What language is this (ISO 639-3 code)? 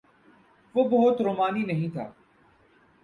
urd